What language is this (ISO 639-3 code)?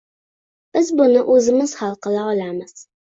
uzb